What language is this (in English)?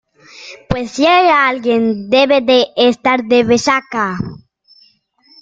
Spanish